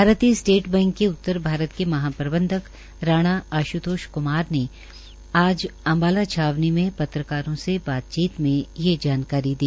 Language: Hindi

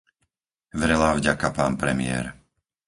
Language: Slovak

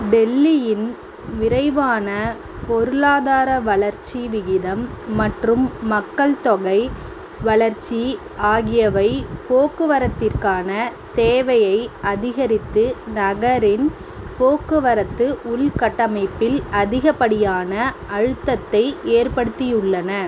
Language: Tamil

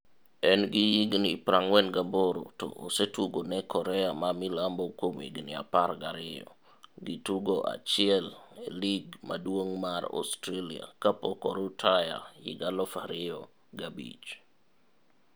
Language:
Luo (Kenya and Tanzania)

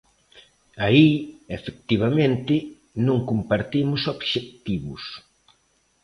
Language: Galician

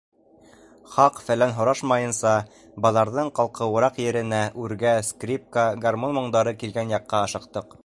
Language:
Bashkir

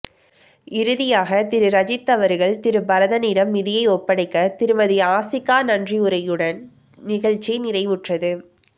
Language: Tamil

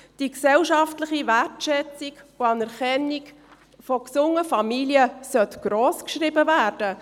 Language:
Swiss German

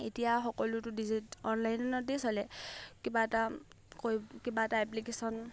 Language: Assamese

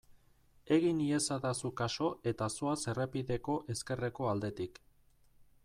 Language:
Basque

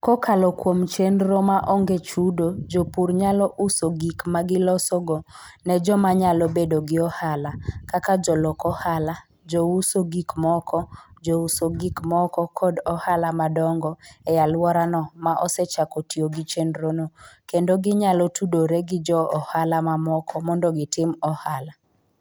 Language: Luo (Kenya and Tanzania)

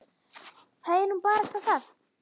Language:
Icelandic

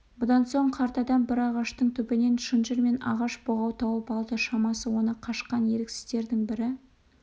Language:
Kazakh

